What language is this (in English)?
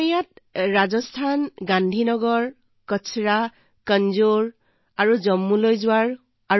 Assamese